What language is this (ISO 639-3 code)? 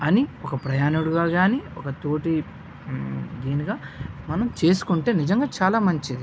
tel